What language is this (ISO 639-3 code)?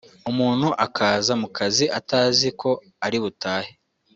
kin